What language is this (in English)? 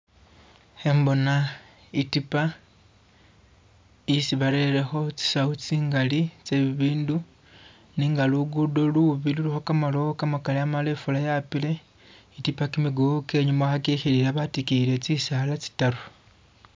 Masaaba